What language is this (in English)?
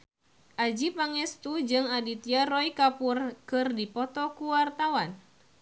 Sundanese